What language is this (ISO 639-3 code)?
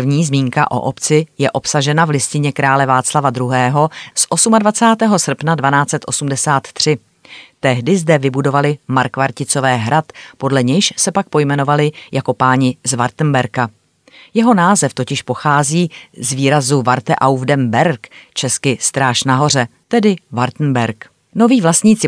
ces